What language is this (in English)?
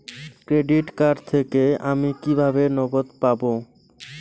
Bangla